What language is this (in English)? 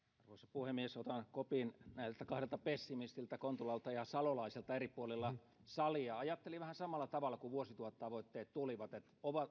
Finnish